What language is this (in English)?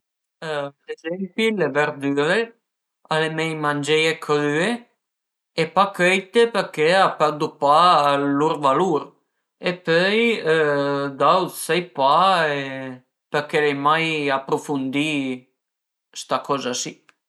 Piedmontese